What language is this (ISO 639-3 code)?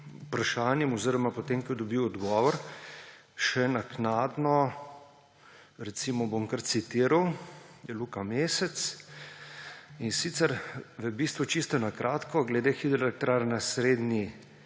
slv